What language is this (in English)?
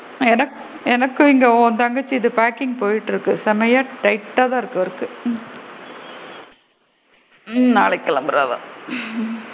Tamil